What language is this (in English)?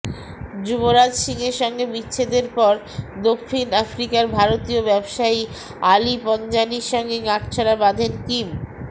Bangla